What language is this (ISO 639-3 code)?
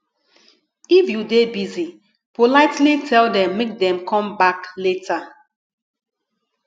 pcm